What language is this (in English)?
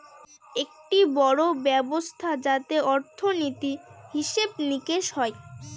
Bangla